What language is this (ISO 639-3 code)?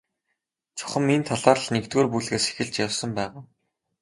mon